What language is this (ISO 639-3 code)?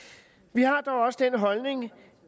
dan